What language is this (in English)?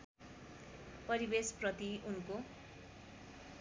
Nepali